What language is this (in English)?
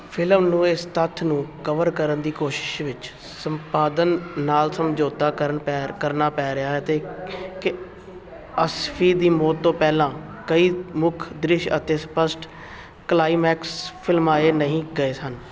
Punjabi